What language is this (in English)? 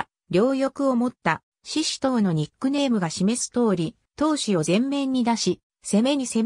Japanese